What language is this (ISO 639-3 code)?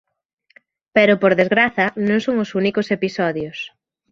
glg